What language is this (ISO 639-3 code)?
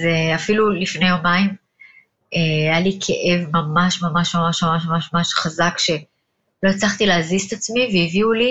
heb